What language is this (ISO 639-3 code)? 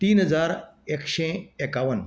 kok